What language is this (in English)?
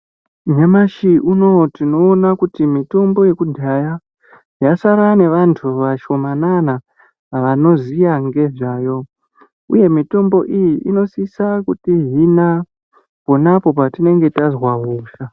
Ndau